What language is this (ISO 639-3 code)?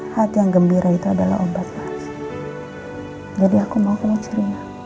ind